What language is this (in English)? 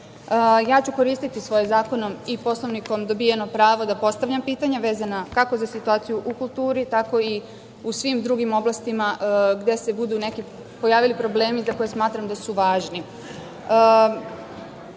Serbian